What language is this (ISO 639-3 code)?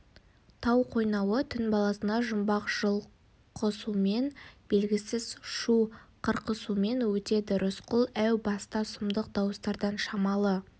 kaz